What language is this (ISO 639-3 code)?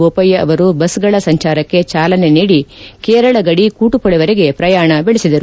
kan